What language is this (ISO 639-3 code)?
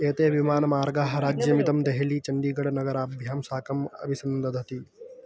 san